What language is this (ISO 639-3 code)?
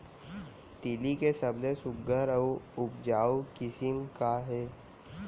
hne